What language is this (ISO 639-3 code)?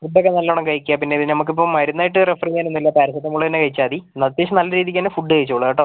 mal